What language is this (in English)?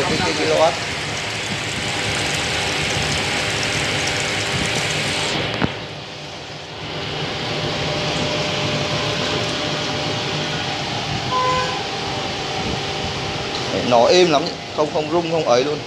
Vietnamese